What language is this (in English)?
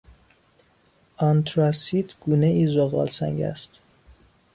Persian